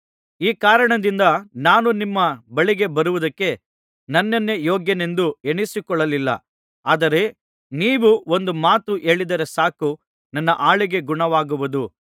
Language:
Kannada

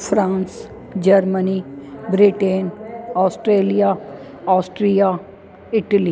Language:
Sindhi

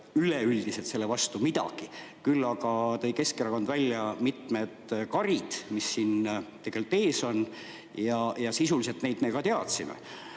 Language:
Estonian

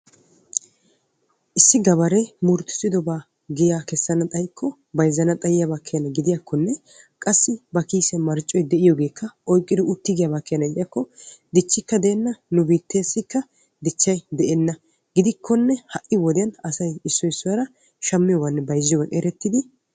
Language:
Wolaytta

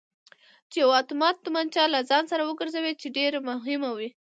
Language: Pashto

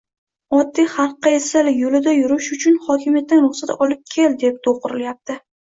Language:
Uzbek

